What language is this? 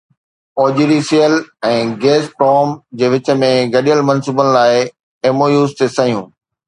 Sindhi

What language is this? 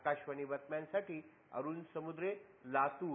Marathi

